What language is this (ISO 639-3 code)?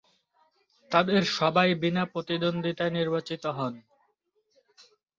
ben